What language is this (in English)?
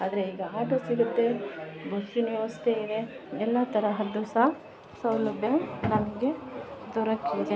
Kannada